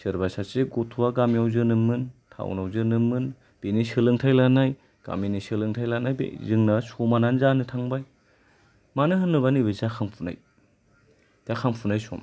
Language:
Bodo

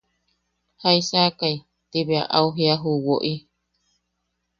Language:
Yaqui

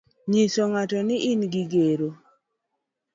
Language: Luo (Kenya and Tanzania)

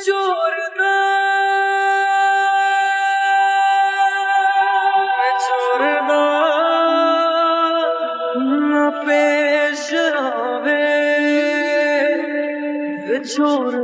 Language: Arabic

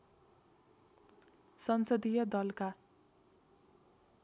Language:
Nepali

